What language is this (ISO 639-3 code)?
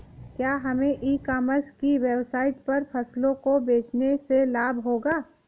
hin